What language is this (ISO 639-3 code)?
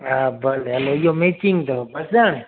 snd